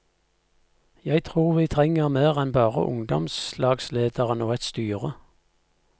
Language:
Norwegian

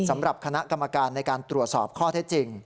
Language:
Thai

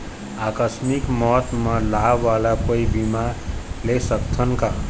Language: Chhattisgarhi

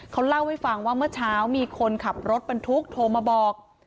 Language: Thai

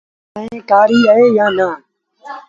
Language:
Sindhi Bhil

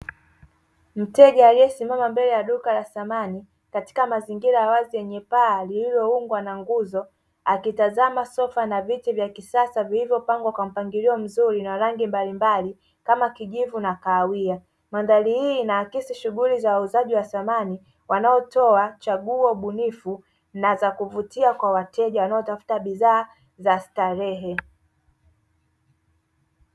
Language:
Swahili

